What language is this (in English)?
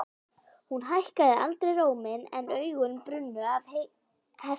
Icelandic